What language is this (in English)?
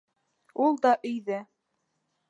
Bashkir